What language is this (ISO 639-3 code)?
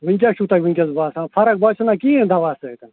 kas